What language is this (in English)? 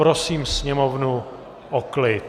Czech